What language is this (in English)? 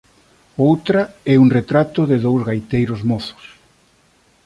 Galician